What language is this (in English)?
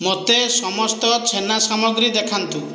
Odia